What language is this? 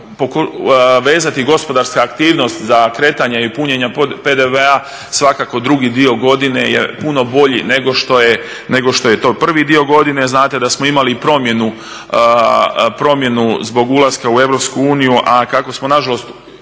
Croatian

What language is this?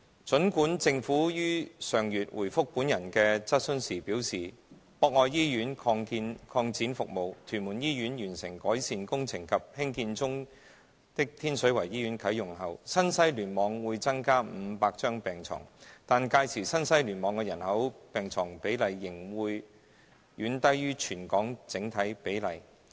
Cantonese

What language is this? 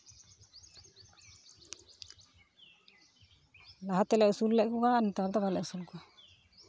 Santali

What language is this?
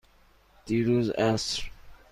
Persian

